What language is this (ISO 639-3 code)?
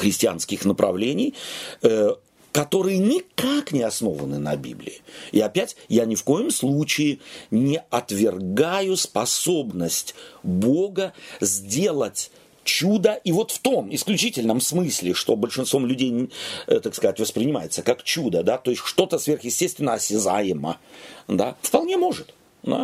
rus